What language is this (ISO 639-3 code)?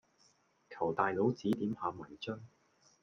yue